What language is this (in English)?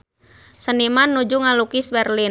Sundanese